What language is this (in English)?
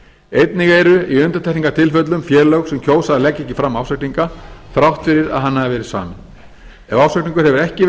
Icelandic